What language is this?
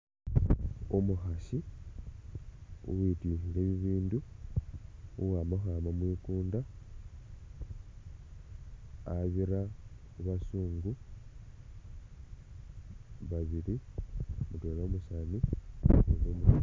Masaaba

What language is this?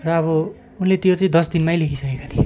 Nepali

